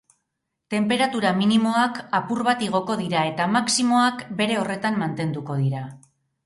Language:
Basque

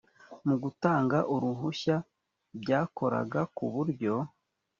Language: Kinyarwanda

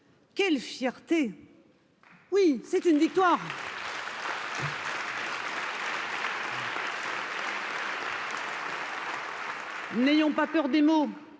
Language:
French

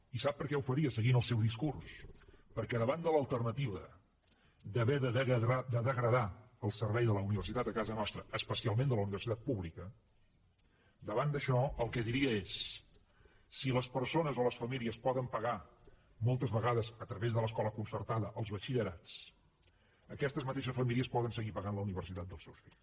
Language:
Catalan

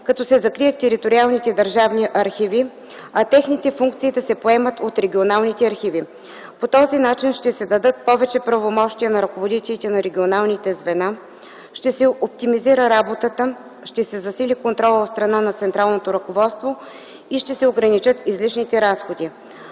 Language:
Bulgarian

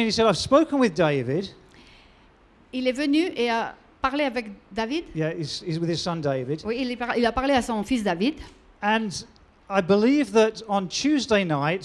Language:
French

